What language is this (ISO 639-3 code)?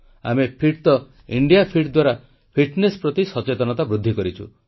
ori